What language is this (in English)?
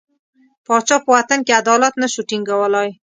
Pashto